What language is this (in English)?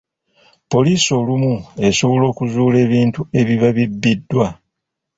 Ganda